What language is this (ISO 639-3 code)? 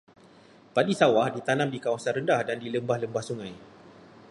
msa